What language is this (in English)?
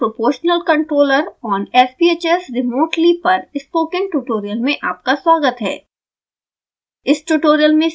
Hindi